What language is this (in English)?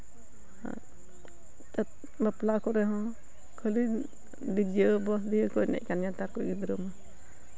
Santali